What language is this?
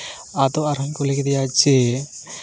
Santali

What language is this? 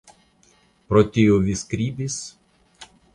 Esperanto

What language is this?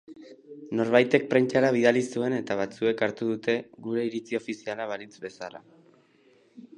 Basque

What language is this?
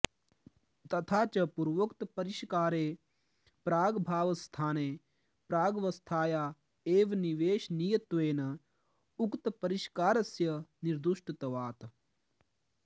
Sanskrit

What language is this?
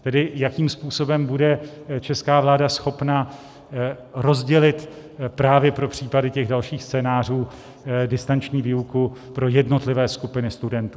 Czech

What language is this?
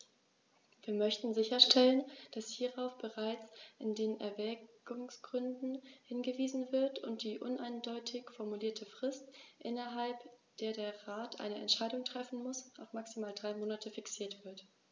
German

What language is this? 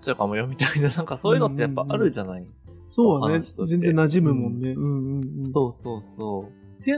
Japanese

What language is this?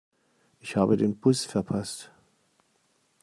German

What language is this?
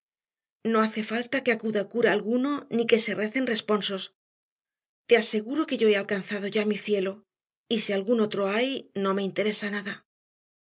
Spanish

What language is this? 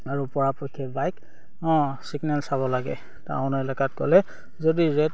Assamese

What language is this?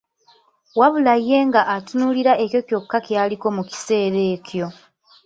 Ganda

